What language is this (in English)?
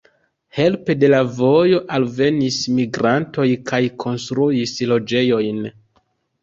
Esperanto